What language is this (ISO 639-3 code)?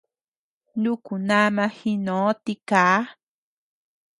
cux